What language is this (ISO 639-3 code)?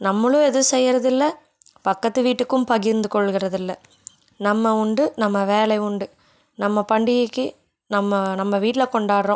tam